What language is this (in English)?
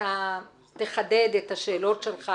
Hebrew